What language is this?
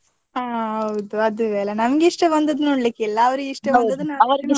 Kannada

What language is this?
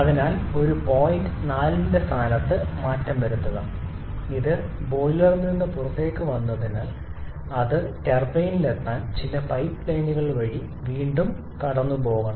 Malayalam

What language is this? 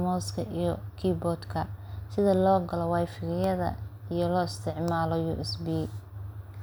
Somali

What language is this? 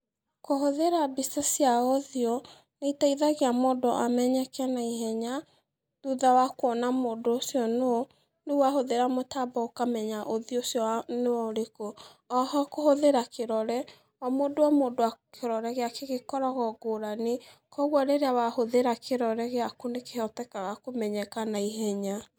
Kikuyu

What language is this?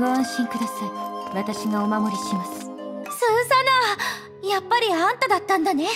Japanese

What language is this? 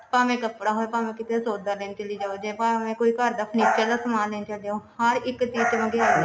Punjabi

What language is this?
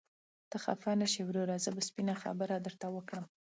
Pashto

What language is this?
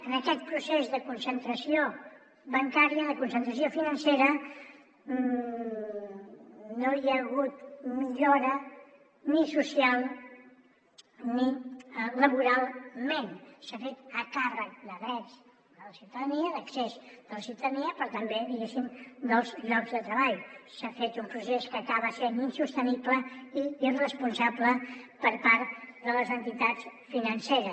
Catalan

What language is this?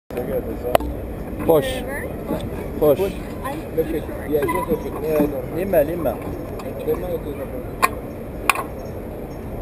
Dutch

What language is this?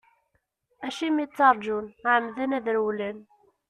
Kabyle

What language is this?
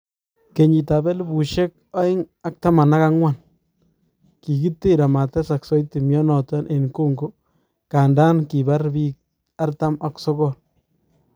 Kalenjin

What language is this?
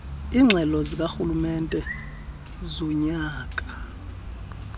Xhosa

